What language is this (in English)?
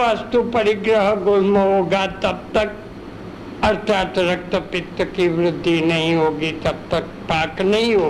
Hindi